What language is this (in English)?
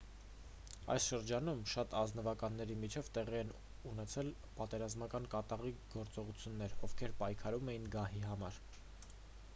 Armenian